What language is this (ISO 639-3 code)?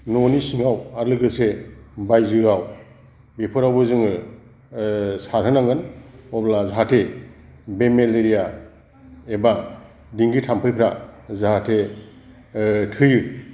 brx